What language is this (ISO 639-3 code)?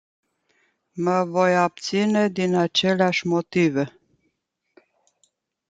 ron